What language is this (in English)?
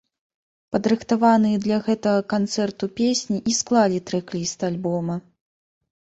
Belarusian